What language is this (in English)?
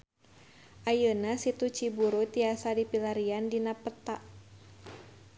Sundanese